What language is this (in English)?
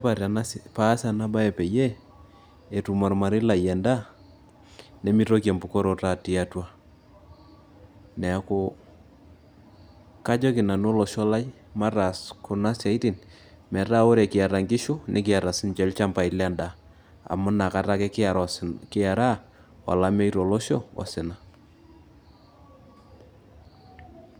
Masai